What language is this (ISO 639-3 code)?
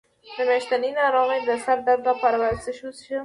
pus